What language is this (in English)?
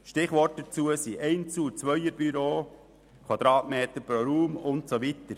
Swiss German